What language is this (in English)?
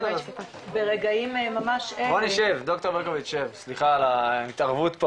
Hebrew